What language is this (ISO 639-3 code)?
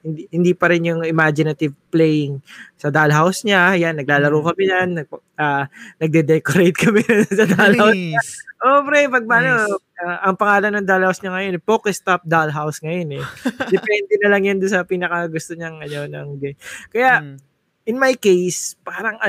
fil